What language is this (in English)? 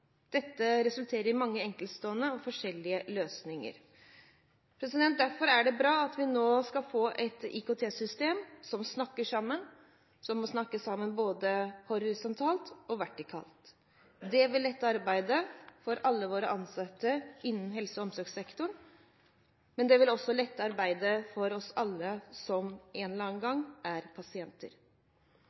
Norwegian Bokmål